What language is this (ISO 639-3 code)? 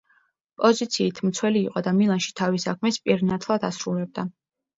kat